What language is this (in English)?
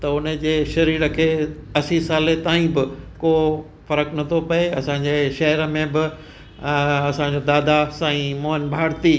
Sindhi